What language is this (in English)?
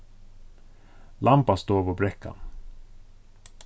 Faroese